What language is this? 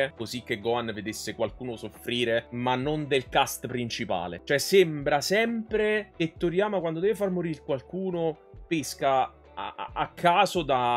Italian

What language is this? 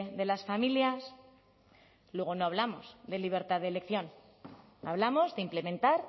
Spanish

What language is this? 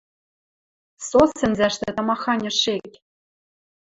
Western Mari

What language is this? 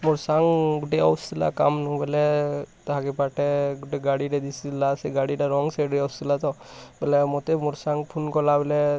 Odia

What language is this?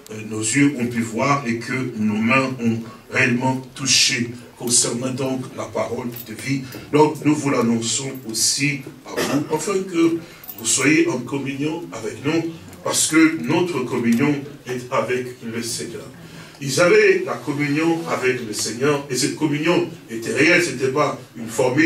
French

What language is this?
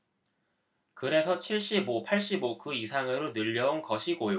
Korean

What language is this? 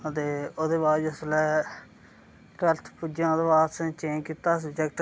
Dogri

